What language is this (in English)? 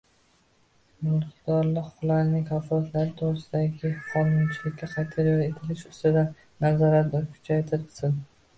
Uzbek